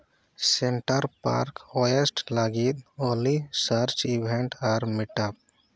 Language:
Santali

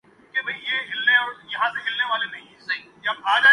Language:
Urdu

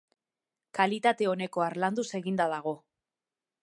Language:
Basque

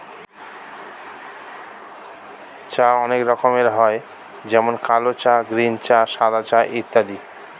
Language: Bangla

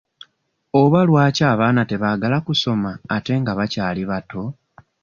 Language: Ganda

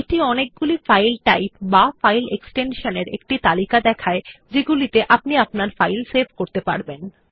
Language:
Bangla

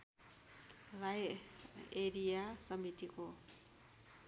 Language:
Nepali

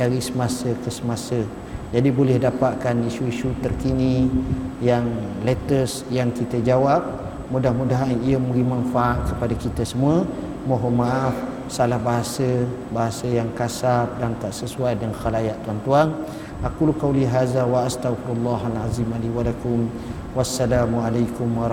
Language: Malay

